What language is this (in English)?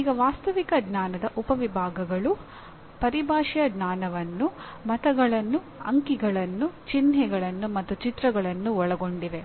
Kannada